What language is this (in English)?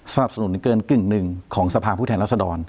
Thai